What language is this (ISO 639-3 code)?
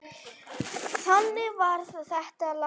isl